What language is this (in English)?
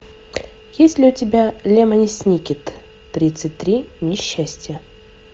Russian